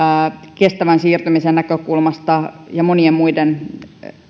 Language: Finnish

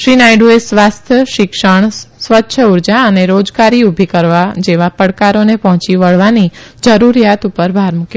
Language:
Gujarati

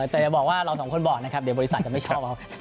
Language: Thai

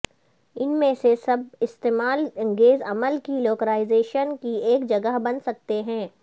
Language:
Urdu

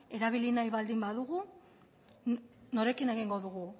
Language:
Basque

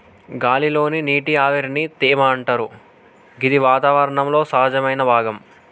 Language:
Telugu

